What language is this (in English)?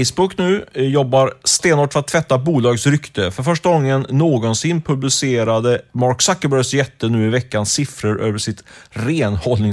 Swedish